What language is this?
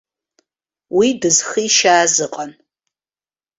Abkhazian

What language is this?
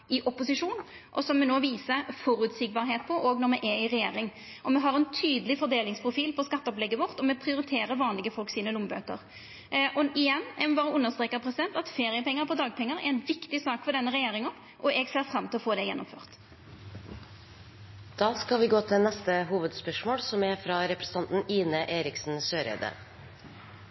Norwegian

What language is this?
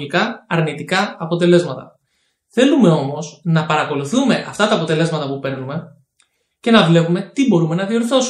Greek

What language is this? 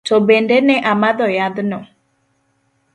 Luo (Kenya and Tanzania)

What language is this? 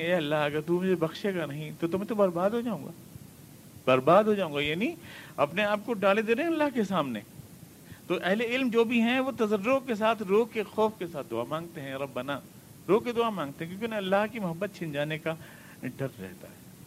Urdu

